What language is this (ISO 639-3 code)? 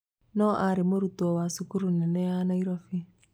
kik